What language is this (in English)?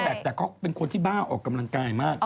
Thai